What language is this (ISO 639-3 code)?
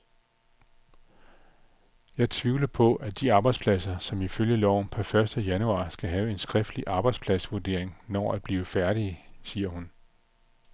dan